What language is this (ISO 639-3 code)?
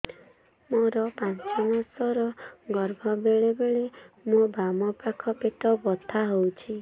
ori